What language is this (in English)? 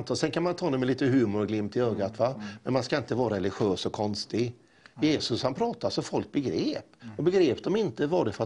Swedish